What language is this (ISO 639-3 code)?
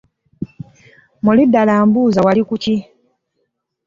lug